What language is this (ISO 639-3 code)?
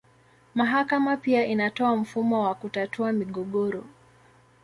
swa